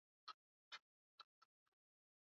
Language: Swahili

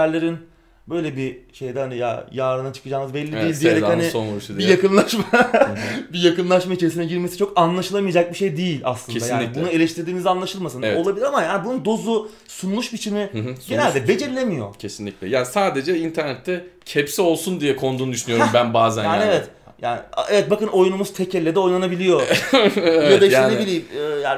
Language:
Turkish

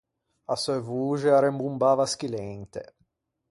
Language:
Ligurian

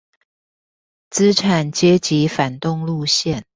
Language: Chinese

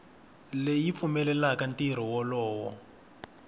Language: Tsonga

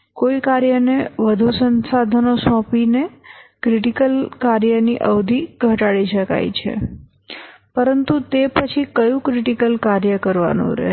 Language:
Gujarati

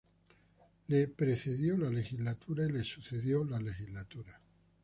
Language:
Spanish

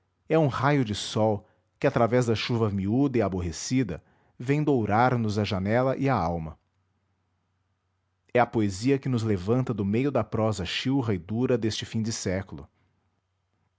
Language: Portuguese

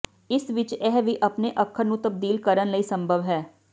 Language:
Punjabi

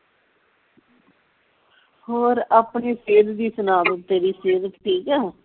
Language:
Punjabi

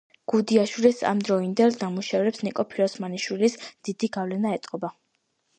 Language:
Georgian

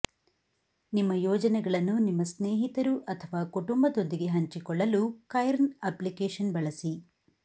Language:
Kannada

